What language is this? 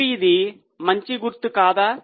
Telugu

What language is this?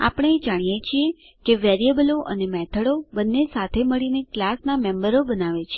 Gujarati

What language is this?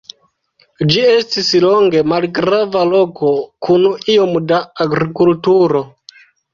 Esperanto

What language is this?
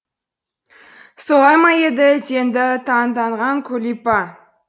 Kazakh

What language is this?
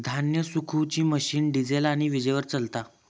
Marathi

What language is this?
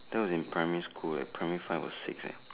English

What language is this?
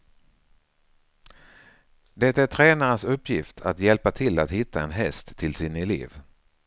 Swedish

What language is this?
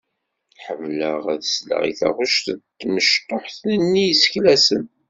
Kabyle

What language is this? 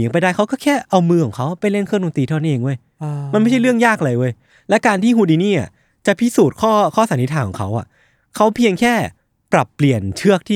Thai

